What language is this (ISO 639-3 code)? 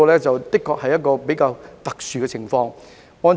yue